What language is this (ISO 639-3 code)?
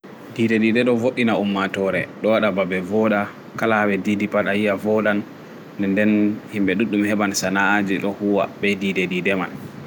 ful